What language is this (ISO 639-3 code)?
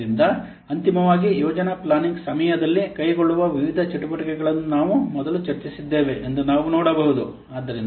kan